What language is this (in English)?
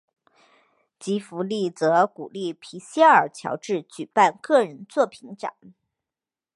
Chinese